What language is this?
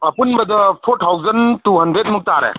Manipuri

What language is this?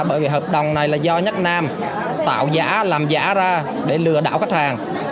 Vietnamese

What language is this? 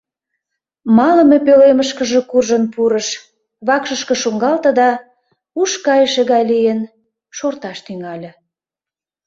Mari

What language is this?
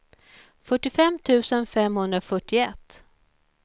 Swedish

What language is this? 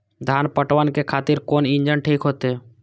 Maithili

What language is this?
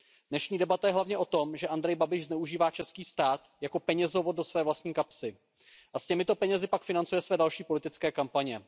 Czech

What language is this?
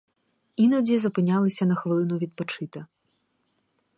Ukrainian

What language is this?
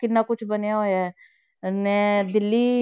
Punjabi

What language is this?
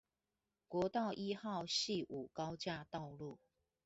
Chinese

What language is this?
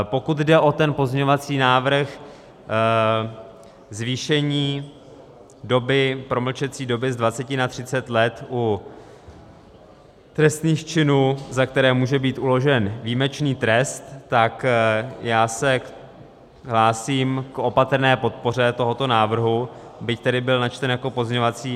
Czech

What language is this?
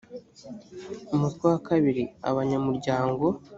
Kinyarwanda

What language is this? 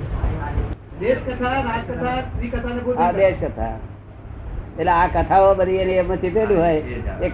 Gujarati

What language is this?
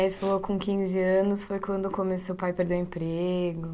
Portuguese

